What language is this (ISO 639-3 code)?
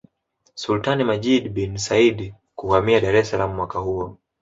swa